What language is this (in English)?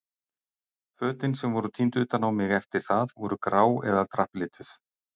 Icelandic